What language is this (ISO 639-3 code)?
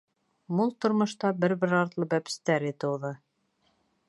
bak